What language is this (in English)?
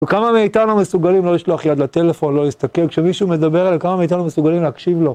Hebrew